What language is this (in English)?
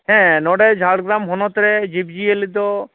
Santali